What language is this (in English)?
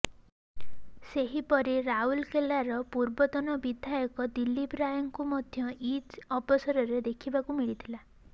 Odia